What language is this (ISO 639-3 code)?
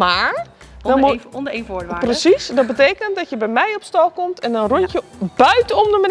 nld